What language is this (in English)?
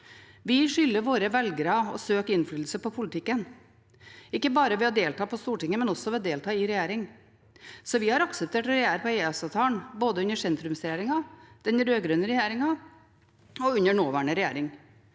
Norwegian